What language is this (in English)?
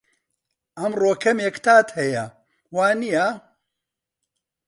Central Kurdish